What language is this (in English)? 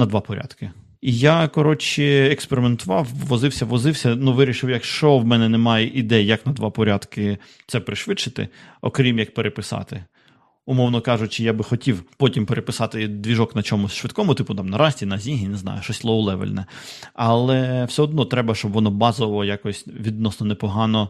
Ukrainian